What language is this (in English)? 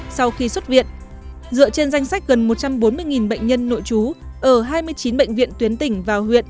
Vietnamese